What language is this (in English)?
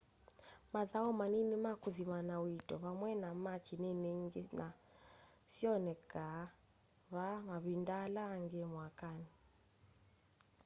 Kamba